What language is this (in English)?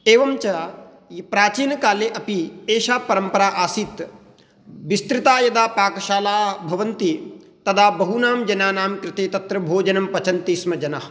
Sanskrit